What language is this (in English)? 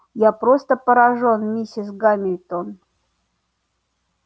Russian